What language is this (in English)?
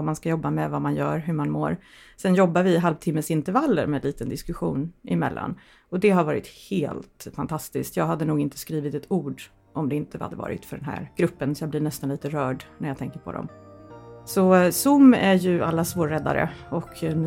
Swedish